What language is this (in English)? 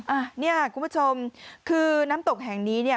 Thai